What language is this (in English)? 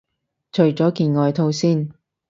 Cantonese